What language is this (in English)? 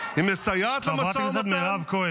Hebrew